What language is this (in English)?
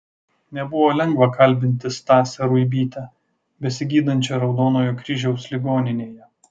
Lithuanian